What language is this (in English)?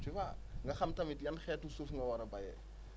Wolof